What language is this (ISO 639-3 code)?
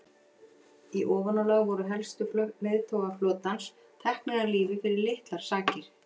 isl